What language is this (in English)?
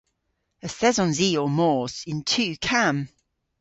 Cornish